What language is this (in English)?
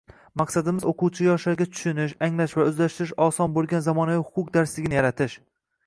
Uzbek